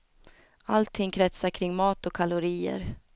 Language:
Swedish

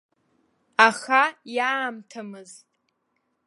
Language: Abkhazian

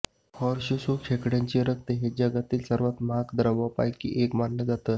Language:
Marathi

